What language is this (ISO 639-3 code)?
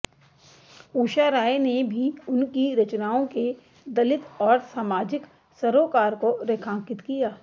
hin